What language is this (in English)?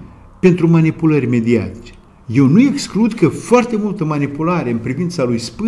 Romanian